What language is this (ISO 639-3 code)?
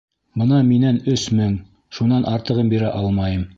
bak